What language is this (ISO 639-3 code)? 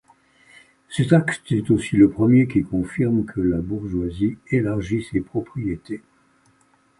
fra